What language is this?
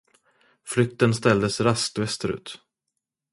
Swedish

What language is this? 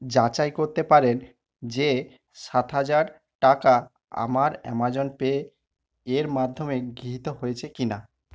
Bangla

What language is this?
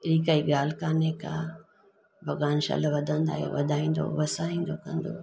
Sindhi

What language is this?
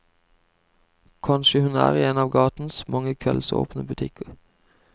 Norwegian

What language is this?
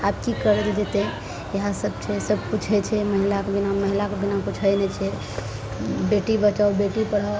Maithili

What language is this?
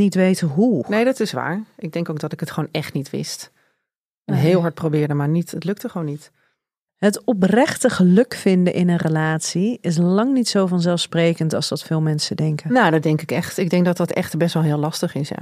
Dutch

